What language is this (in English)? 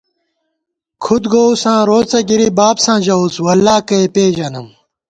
Gawar-Bati